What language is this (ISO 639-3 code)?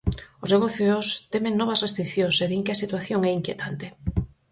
glg